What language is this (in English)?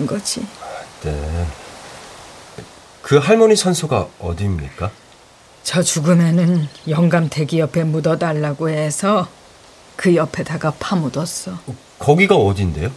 Korean